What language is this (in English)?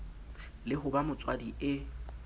Southern Sotho